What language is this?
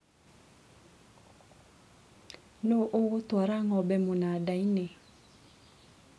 Kikuyu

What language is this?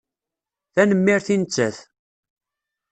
Kabyle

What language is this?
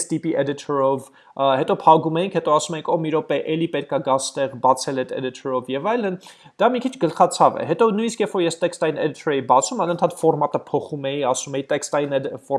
English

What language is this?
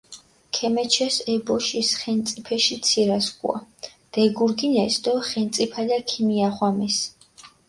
Mingrelian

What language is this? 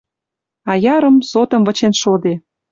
Western Mari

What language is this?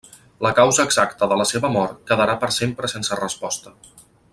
Catalan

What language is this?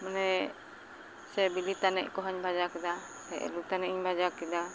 Santali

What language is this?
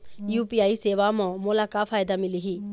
Chhattisgarhi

